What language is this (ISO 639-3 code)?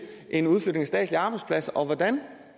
dan